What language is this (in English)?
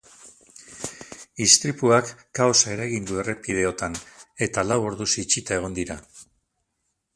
Basque